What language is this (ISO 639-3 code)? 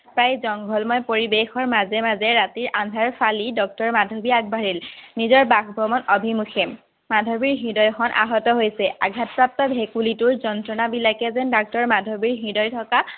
asm